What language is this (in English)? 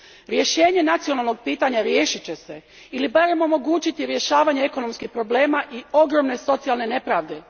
Croatian